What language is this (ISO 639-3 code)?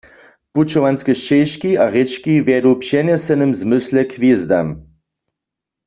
hsb